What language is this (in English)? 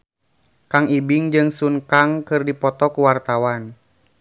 Sundanese